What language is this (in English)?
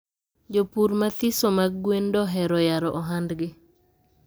Luo (Kenya and Tanzania)